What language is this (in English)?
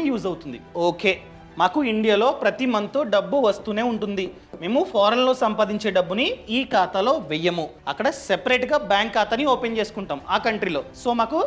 Telugu